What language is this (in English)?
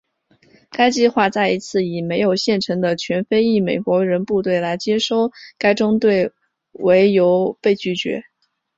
Chinese